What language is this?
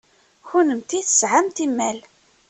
Kabyle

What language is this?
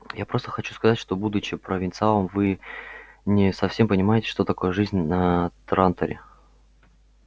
Russian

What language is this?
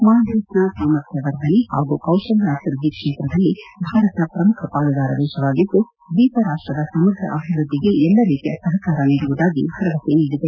Kannada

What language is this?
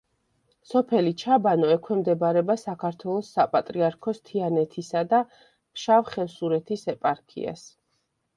Georgian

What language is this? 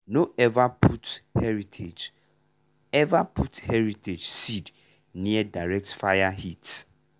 Nigerian Pidgin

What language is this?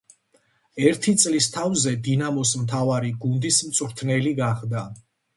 Georgian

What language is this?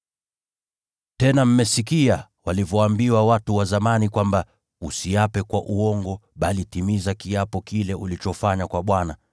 Swahili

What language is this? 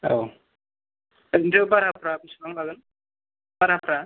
Bodo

